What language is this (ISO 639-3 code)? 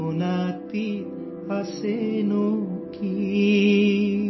urd